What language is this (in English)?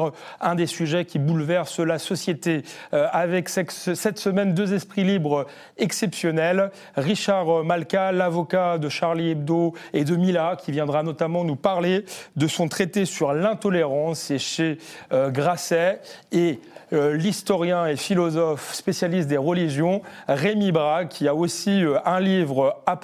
French